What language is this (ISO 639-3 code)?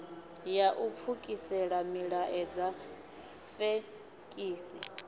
ven